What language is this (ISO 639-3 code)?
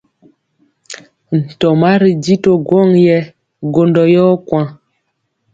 mcx